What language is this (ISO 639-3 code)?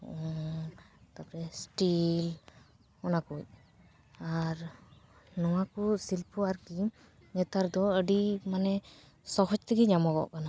sat